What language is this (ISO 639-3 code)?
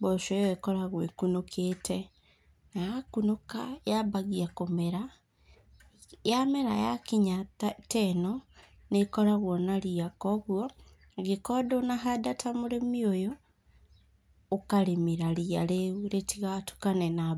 kik